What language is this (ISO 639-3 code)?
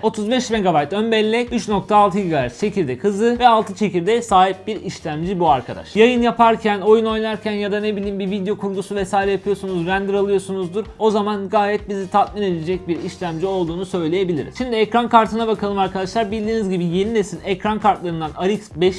tur